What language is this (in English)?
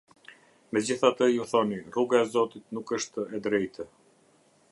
Albanian